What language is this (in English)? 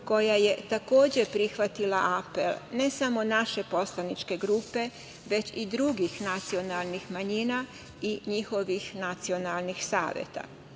Serbian